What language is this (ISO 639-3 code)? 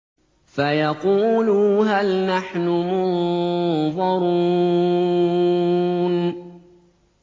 ara